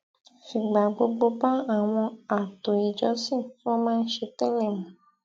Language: Yoruba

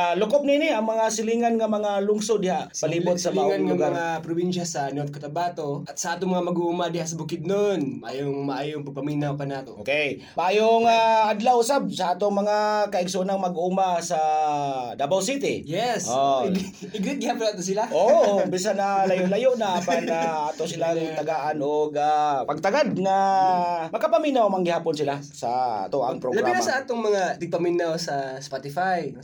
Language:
Filipino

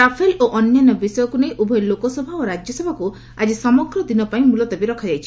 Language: Odia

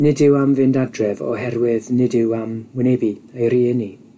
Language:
Welsh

